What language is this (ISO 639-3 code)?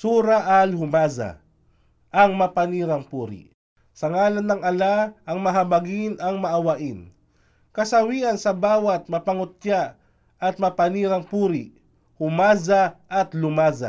fil